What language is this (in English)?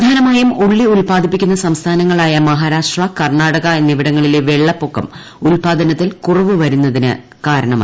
Malayalam